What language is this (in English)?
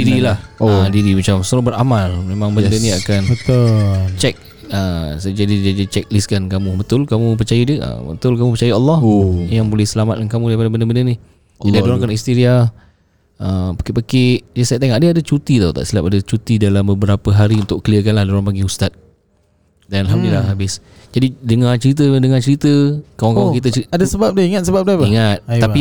Malay